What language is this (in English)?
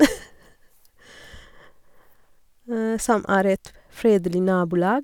Norwegian